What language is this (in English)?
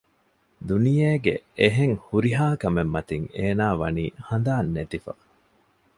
Divehi